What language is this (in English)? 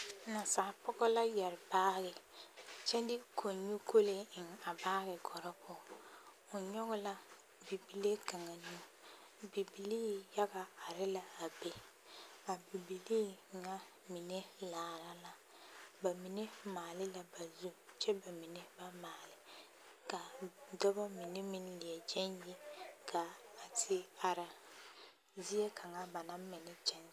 Southern Dagaare